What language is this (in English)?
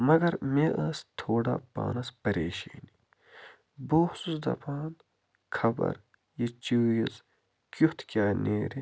Kashmiri